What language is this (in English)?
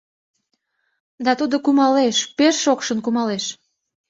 Mari